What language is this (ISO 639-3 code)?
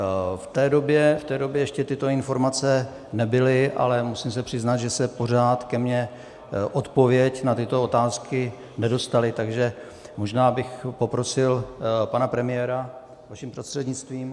ces